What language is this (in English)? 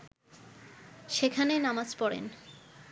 Bangla